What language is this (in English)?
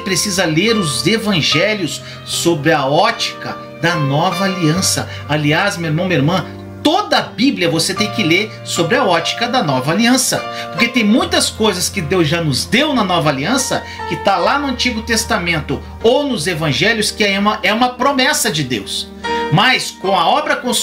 Portuguese